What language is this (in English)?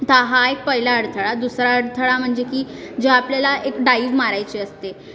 Marathi